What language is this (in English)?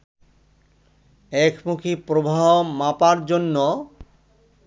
Bangla